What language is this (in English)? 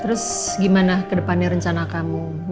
Indonesian